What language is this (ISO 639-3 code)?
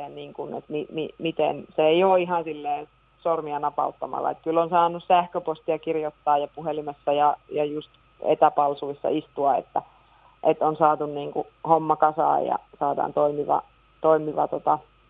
fin